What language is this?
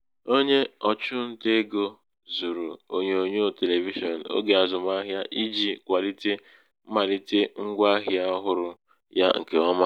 Igbo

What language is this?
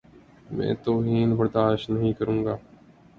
Urdu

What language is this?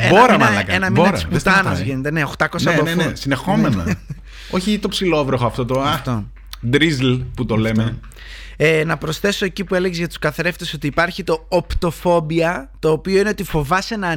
Greek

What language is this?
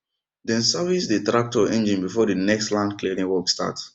Nigerian Pidgin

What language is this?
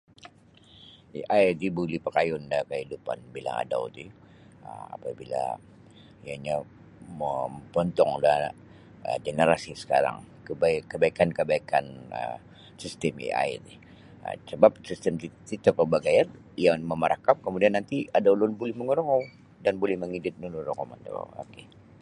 Sabah Bisaya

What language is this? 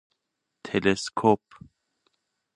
Persian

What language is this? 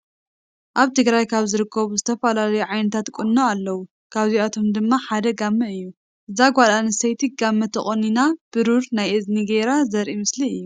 Tigrinya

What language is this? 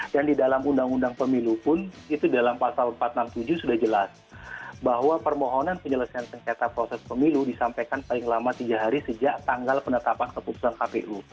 Indonesian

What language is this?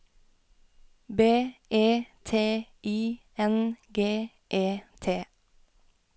Norwegian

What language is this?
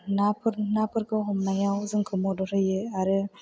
Bodo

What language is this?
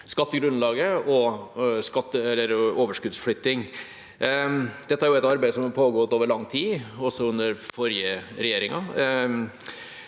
Norwegian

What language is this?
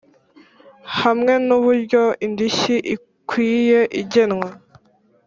Kinyarwanda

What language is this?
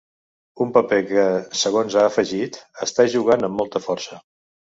Catalan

